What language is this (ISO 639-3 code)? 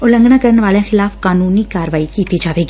pan